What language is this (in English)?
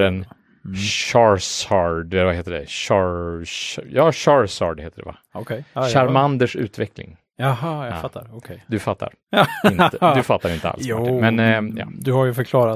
Swedish